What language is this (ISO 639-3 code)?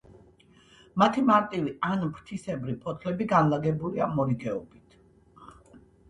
kat